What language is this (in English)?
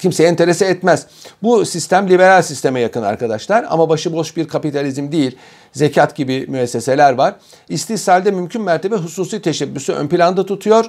Turkish